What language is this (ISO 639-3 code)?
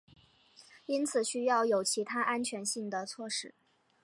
zho